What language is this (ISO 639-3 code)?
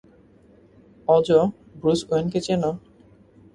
ben